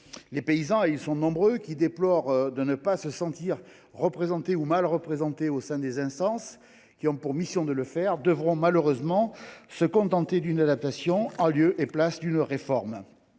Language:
French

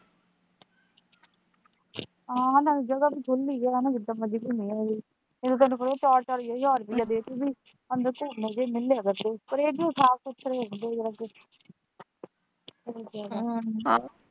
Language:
Punjabi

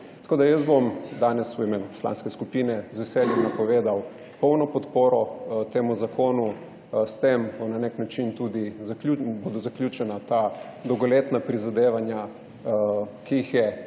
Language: Slovenian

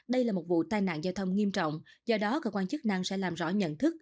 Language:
Vietnamese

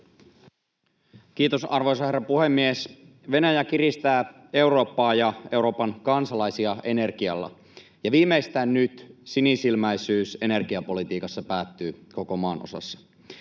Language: Finnish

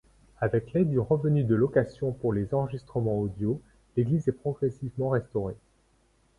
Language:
French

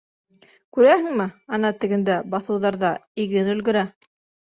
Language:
Bashkir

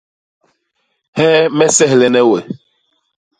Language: Basaa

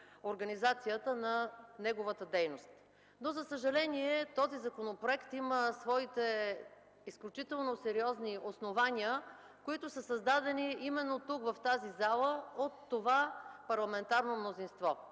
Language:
Bulgarian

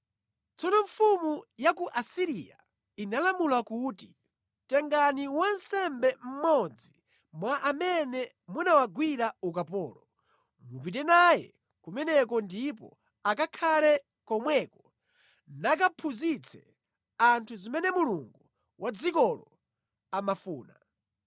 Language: Nyanja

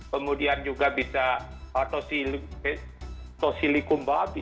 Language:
Indonesian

